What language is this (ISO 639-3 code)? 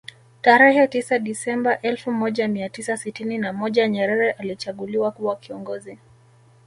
swa